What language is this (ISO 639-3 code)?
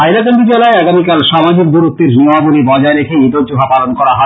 ben